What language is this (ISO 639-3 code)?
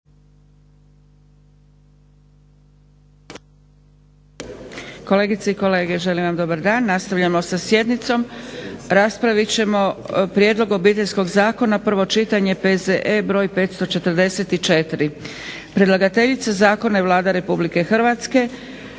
hrv